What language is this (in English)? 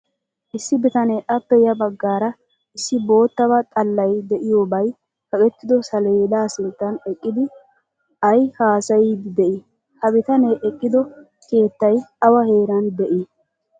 Wolaytta